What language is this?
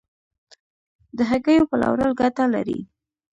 Pashto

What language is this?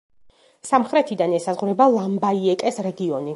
Georgian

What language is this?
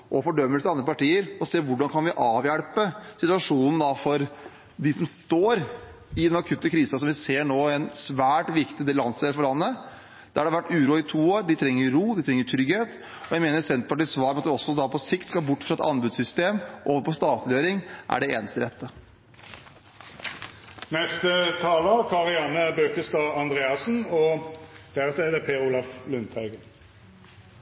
Norwegian Bokmål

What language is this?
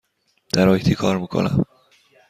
Persian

